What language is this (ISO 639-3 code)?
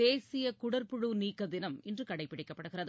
tam